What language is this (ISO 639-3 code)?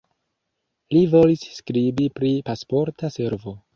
epo